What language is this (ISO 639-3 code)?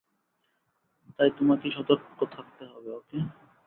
ben